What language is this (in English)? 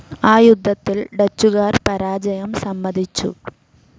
Malayalam